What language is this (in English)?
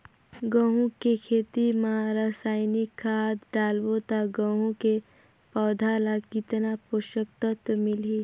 Chhattisgarhi